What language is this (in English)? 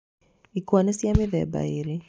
Kikuyu